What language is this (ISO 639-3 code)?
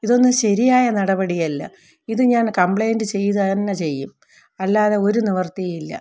mal